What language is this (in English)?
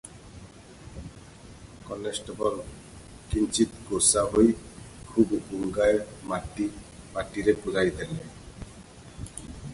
Odia